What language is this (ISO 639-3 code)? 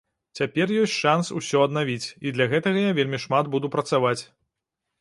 bel